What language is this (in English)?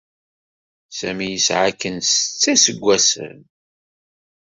Kabyle